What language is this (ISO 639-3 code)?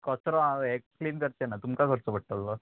kok